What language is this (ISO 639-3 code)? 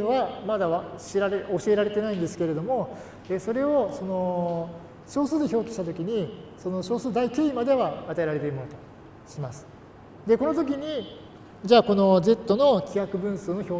jpn